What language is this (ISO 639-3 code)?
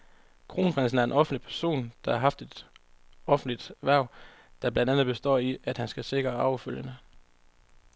dan